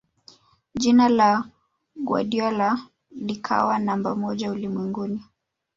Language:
Swahili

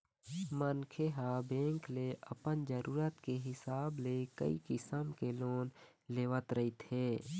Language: Chhattisgarhi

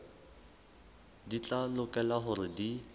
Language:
Southern Sotho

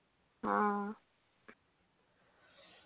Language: Malayalam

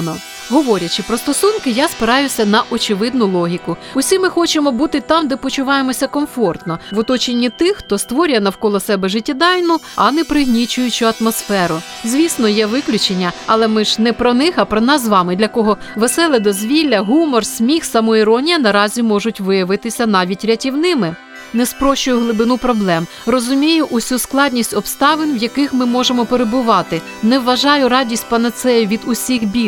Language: Ukrainian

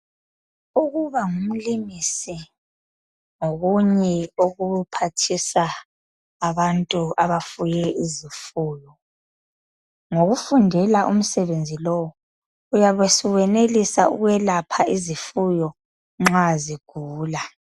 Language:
North Ndebele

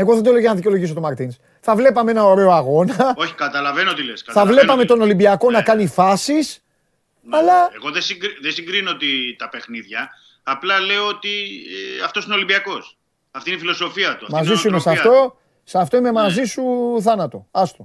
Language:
Greek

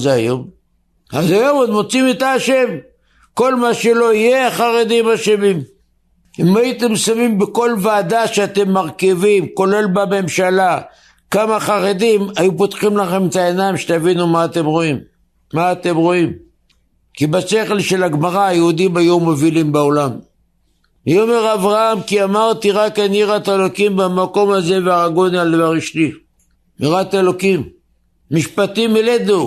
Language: Hebrew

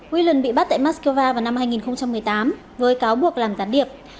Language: Vietnamese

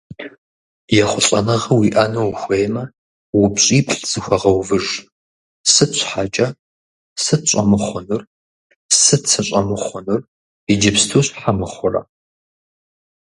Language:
Kabardian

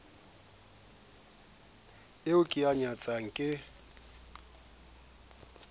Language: Southern Sotho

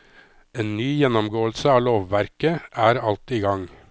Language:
Norwegian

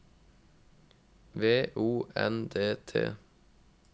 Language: Norwegian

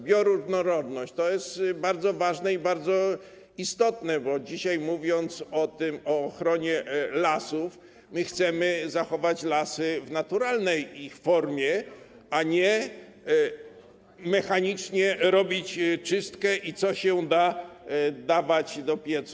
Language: Polish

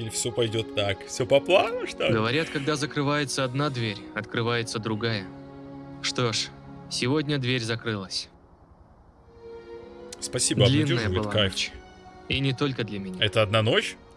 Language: Russian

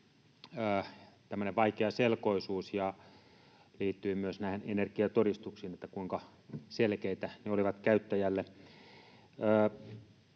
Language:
Finnish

